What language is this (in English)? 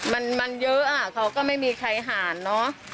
Thai